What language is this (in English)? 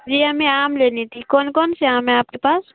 Urdu